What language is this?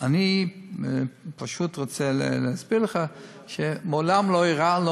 Hebrew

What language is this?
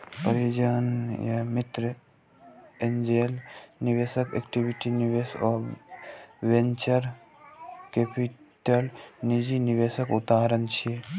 Maithili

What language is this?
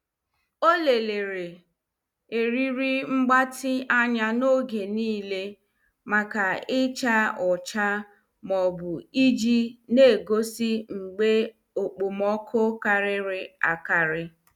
Igbo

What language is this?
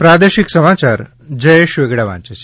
Gujarati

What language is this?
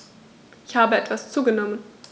German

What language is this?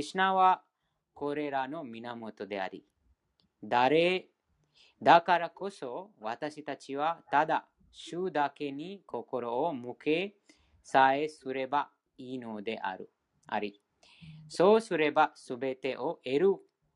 Japanese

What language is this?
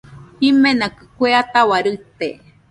Nüpode Huitoto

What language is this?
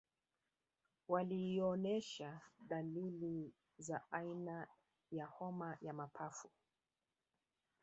Swahili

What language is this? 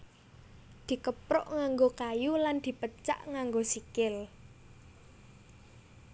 Javanese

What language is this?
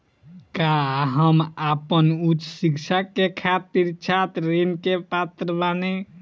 Bhojpuri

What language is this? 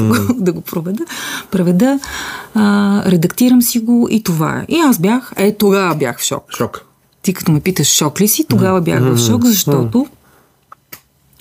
Bulgarian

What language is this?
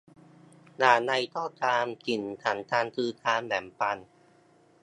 Thai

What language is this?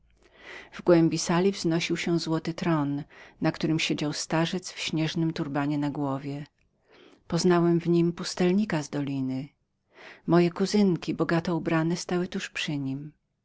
Polish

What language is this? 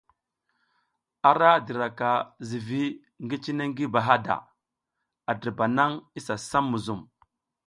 South Giziga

